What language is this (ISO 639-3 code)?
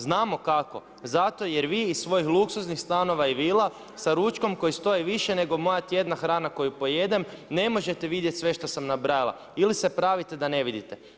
hrv